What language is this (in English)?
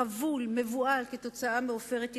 Hebrew